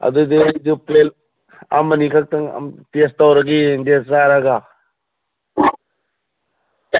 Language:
Manipuri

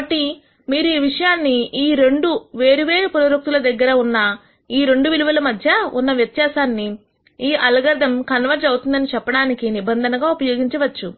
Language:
Telugu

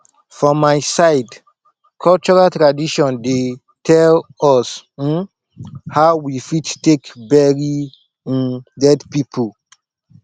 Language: Nigerian Pidgin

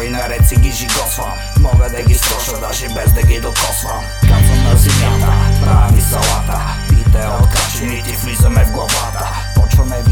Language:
Bulgarian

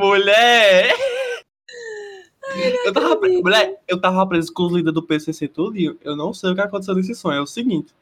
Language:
Portuguese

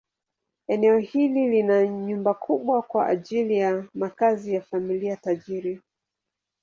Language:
Swahili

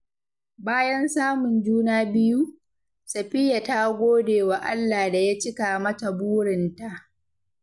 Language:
Hausa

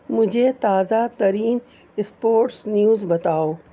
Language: Urdu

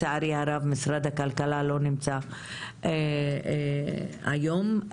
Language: Hebrew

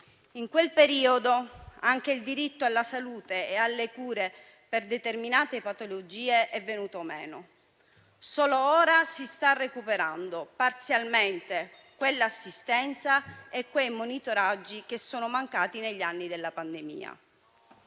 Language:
Italian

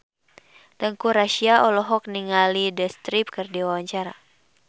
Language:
Sundanese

